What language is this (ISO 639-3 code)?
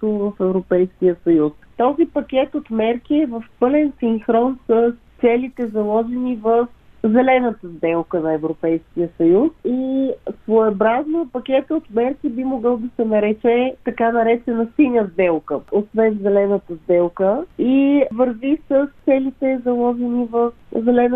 bul